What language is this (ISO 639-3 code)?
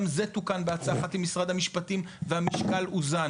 heb